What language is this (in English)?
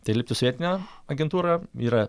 Lithuanian